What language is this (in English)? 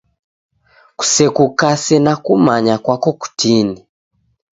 Taita